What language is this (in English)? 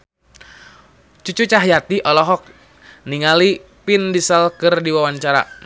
Sundanese